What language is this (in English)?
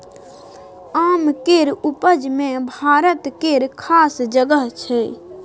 Maithili